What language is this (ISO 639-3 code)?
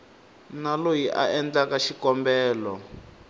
tso